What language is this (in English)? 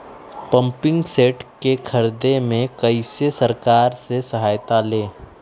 Magahi